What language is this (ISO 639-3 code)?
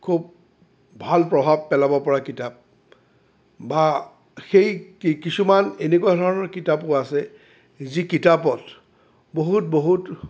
asm